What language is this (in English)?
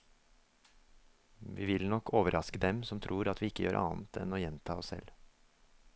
Norwegian